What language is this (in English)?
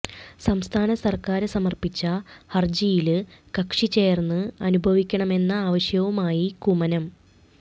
Malayalam